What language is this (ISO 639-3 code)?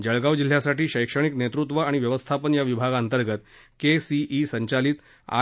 mar